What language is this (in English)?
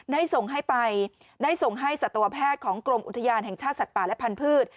Thai